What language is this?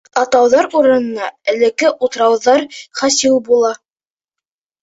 Bashkir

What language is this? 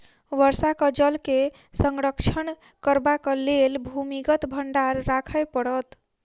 Maithili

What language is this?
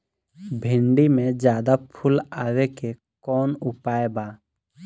Bhojpuri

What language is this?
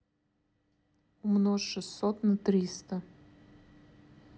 Russian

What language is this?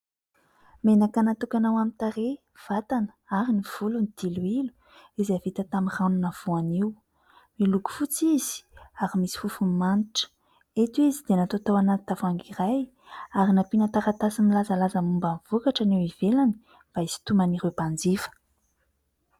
Malagasy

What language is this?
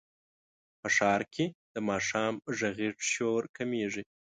Pashto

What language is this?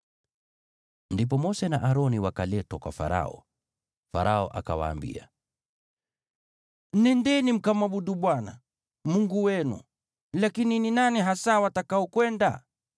Swahili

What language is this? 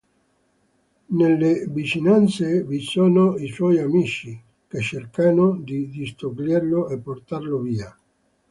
Italian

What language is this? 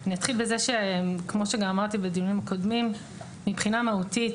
Hebrew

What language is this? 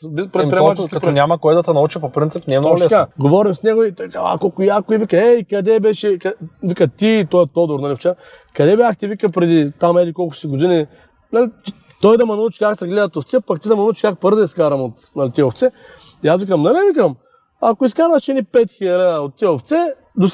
Bulgarian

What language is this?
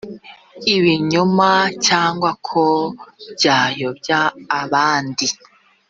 Kinyarwanda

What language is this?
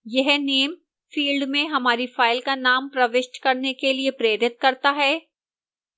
Hindi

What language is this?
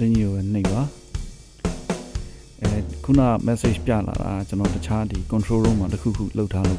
Burmese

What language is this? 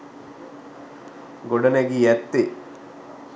Sinhala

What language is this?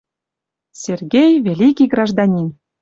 Western Mari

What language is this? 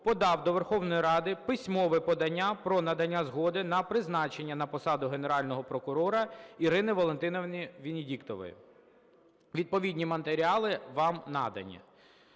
Ukrainian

